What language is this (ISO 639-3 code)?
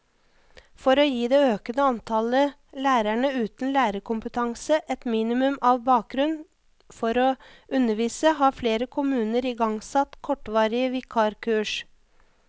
nor